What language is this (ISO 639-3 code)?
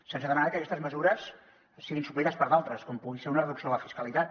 cat